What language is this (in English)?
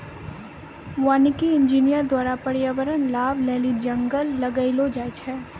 Maithili